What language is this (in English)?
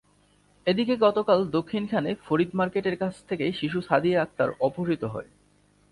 Bangla